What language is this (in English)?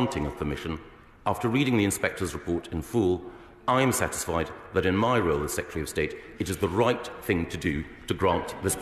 English